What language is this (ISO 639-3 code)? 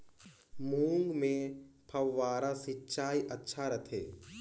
hne